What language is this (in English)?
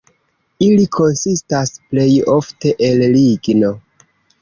Esperanto